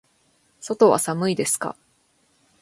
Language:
Japanese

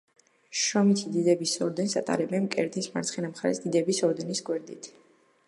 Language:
Georgian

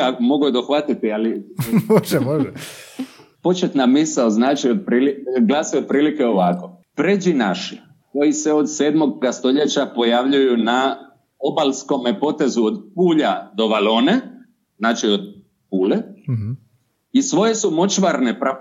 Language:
Croatian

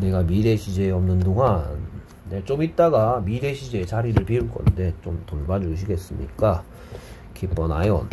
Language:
Korean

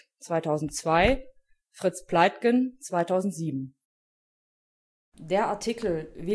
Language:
German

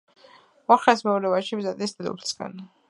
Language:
Georgian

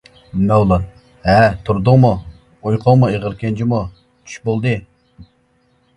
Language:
Uyghur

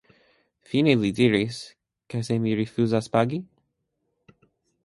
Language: Esperanto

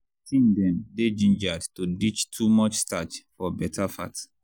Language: Nigerian Pidgin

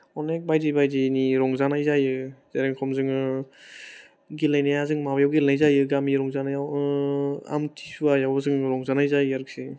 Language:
Bodo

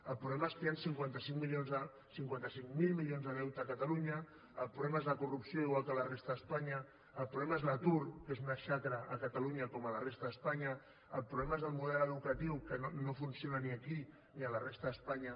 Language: Catalan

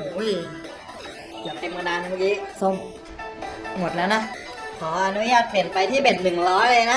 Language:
Thai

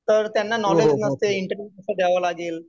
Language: Marathi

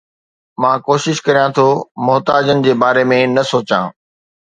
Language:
Sindhi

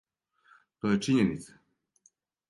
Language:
Serbian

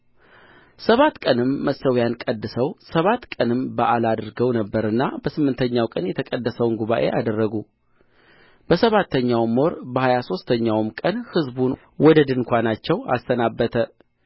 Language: Amharic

